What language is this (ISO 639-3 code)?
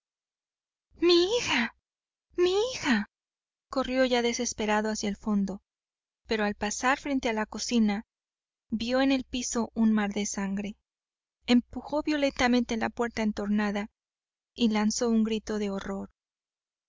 spa